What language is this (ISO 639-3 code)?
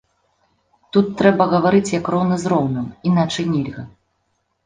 bel